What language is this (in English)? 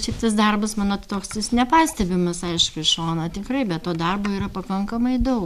Lithuanian